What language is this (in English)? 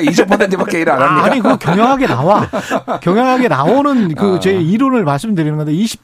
Korean